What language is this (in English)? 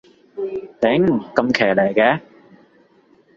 Cantonese